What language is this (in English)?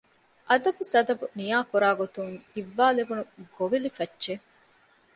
Divehi